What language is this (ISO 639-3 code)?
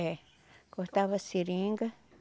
por